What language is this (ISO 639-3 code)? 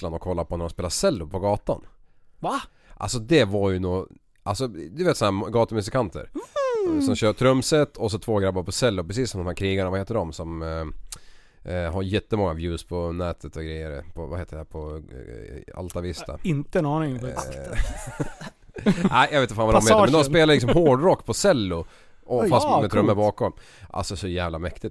swe